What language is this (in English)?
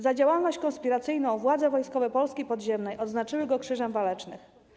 Polish